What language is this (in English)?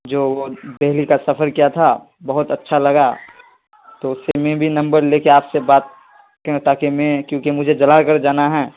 Urdu